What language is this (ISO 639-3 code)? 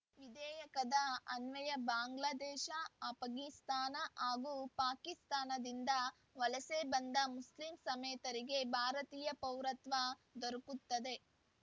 kan